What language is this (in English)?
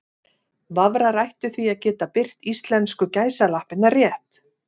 Icelandic